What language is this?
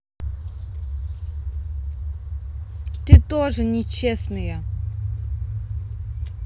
Russian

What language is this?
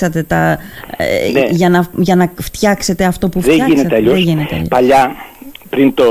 Greek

